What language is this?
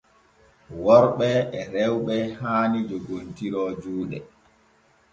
Borgu Fulfulde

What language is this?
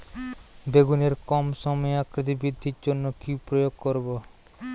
Bangla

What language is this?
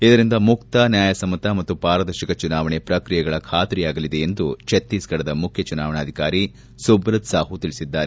Kannada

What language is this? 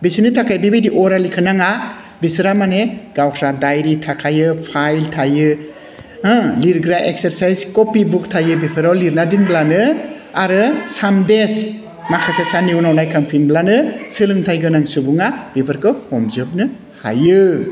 Bodo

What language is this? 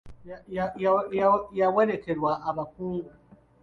Ganda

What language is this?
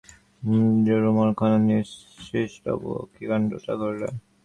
Bangla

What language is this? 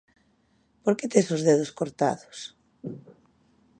Galician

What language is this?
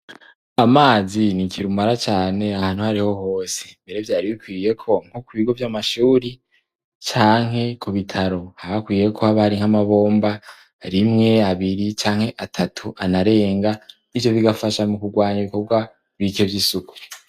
Rundi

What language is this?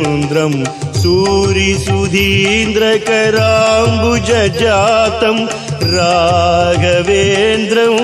Kannada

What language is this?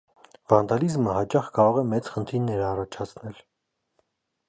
Armenian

